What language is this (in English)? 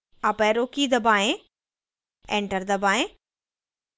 Hindi